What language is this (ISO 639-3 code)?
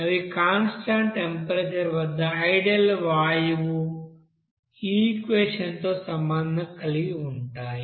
tel